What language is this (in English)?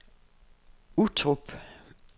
Danish